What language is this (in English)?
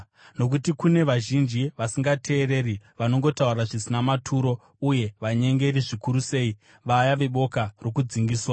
Shona